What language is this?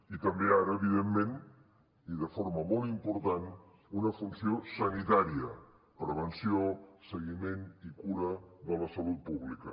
Catalan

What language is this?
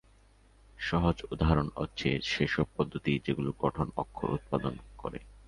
Bangla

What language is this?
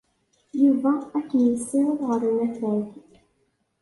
Kabyle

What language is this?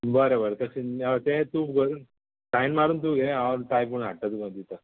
Konkani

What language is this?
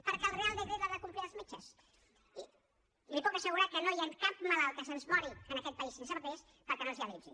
Catalan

